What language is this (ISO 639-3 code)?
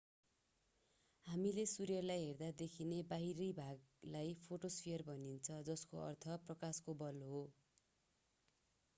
nep